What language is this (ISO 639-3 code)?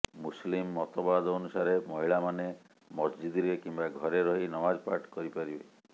ori